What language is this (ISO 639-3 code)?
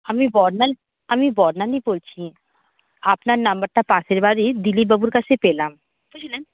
ben